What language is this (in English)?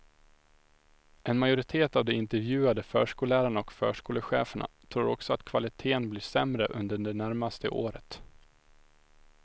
Swedish